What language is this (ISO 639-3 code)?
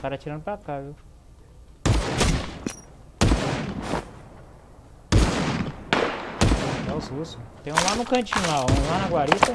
por